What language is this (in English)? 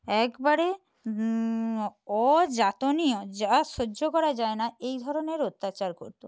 Bangla